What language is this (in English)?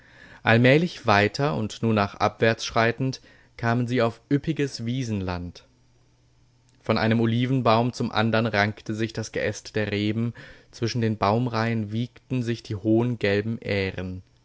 German